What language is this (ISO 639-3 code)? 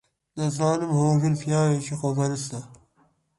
ckb